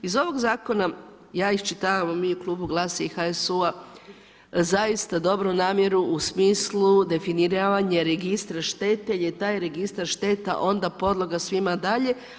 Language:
Croatian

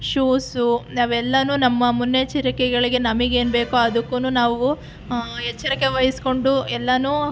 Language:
Kannada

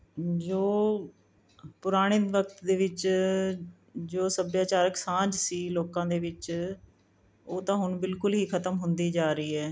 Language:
Punjabi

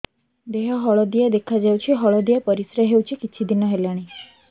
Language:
Odia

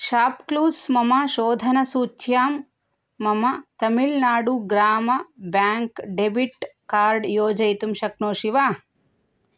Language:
Sanskrit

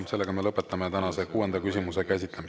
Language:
Estonian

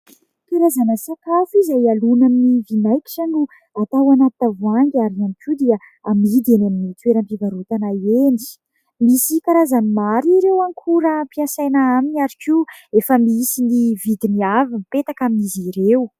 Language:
Malagasy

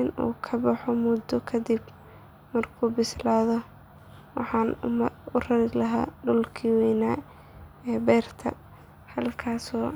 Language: Somali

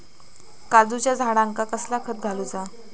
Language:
Marathi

